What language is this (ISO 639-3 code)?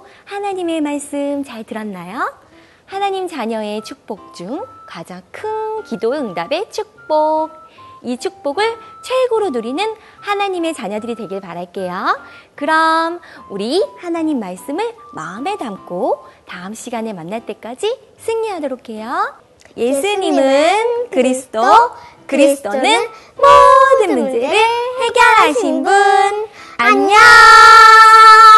kor